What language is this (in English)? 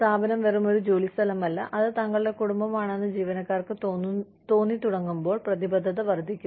Malayalam